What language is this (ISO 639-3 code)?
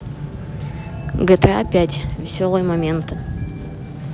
rus